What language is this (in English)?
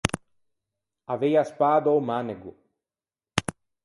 Ligurian